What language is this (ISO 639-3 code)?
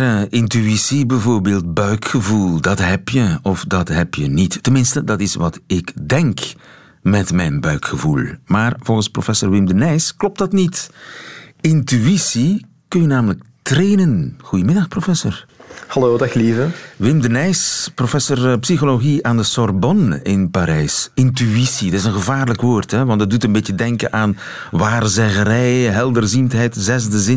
nld